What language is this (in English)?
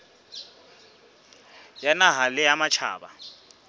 Southern Sotho